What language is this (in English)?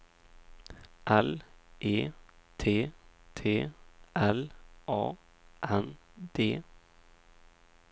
Swedish